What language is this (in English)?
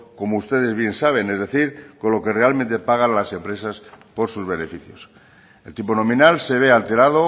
Spanish